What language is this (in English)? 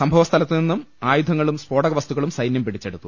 Malayalam